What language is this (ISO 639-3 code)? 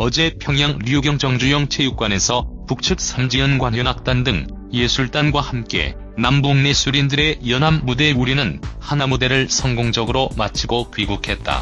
kor